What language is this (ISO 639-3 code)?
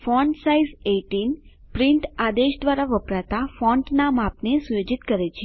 guj